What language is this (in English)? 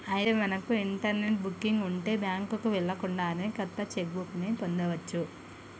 Telugu